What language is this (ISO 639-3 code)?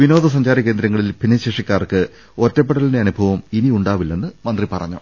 mal